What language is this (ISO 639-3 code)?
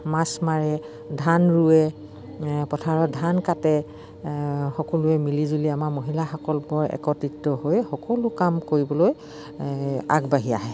asm